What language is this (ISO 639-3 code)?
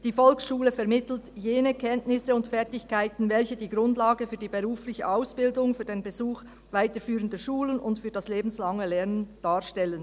gsw